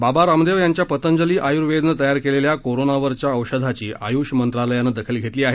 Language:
Marathi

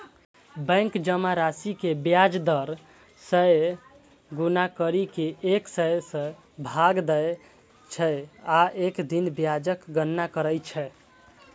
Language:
Maithili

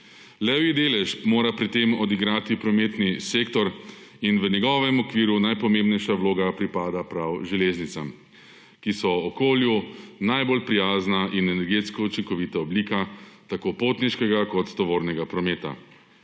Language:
Slovenian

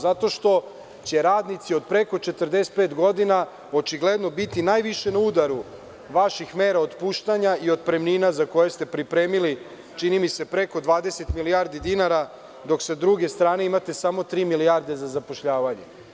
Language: Serbian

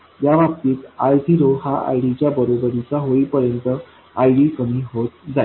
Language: Marathi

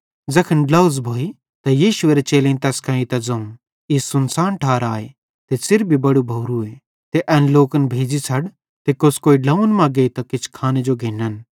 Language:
Bhadrawahi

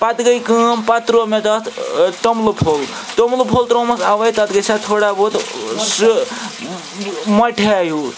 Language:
Kashmiri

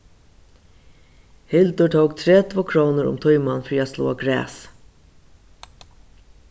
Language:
Faroese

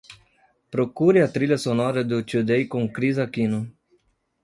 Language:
Portuguese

